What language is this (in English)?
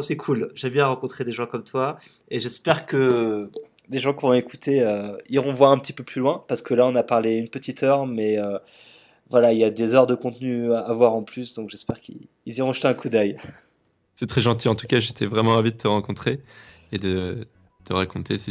French